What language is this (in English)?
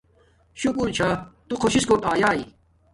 Domaaki